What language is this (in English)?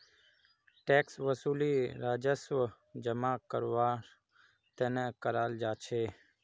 Magahi